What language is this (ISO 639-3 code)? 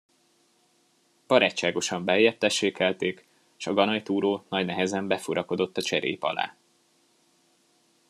hun